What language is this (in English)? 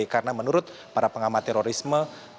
Indonesian